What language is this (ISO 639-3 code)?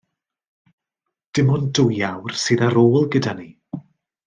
cym